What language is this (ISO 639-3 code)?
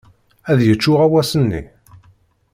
kab